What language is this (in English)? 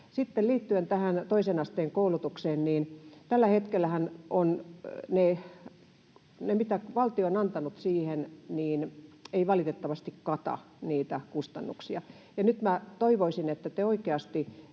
Finnish